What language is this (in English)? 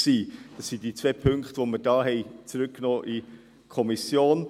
Swiss German